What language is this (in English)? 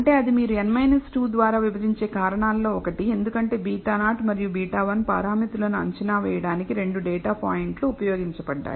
Telugu